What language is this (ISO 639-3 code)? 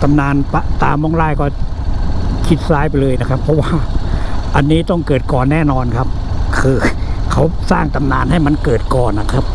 tha